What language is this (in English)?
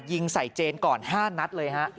Thai